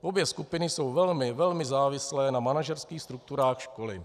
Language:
Czech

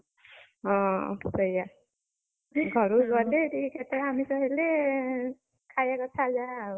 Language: Odia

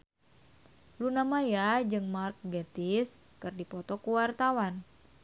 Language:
Sundanese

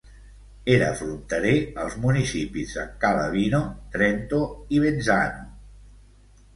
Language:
Catalan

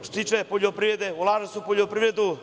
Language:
Serbian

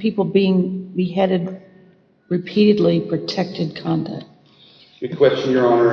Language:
English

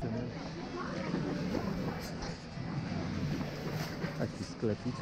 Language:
Polish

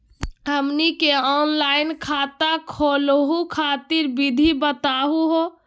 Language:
Magahi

